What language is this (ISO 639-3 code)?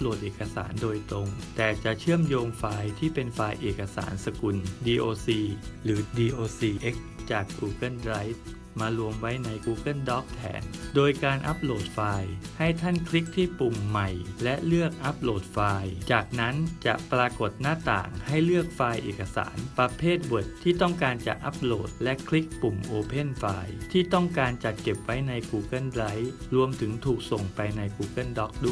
tha